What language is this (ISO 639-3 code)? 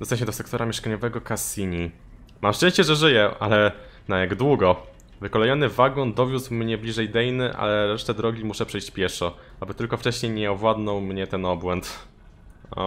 pol